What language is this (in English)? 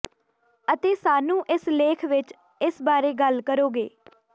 Punjabi